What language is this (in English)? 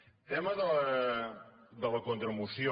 Catalan